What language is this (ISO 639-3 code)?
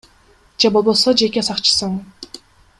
kir